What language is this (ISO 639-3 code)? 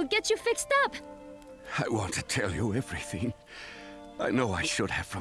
kor